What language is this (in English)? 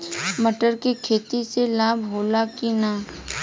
Bhojpuri